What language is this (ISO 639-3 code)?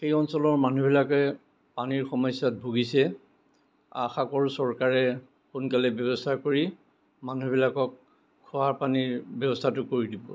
asm